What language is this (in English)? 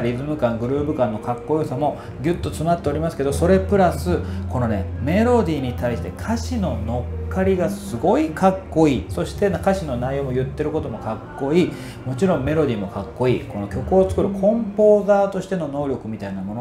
Japanese